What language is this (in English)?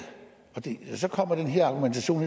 Danish